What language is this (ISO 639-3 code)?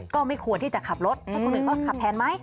tha